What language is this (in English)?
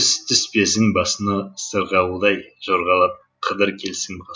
Kazakh